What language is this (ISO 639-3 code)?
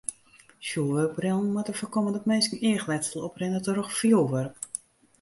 fry